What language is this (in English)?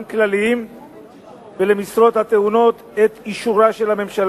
Hebrew